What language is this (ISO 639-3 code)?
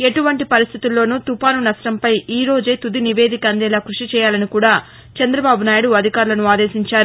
tel